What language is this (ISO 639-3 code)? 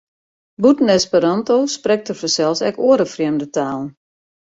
fry